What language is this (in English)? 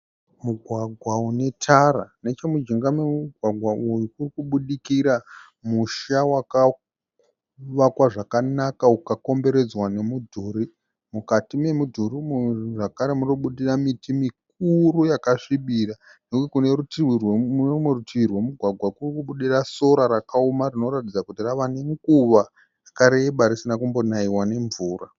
Shona